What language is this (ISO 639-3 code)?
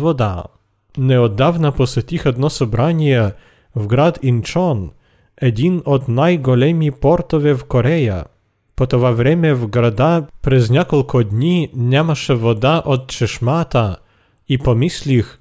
bul